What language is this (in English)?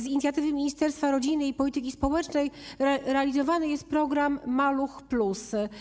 Polish